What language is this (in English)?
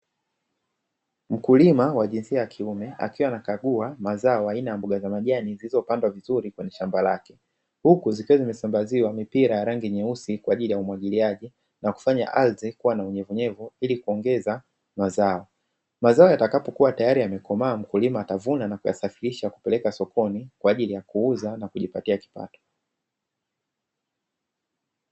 Swahili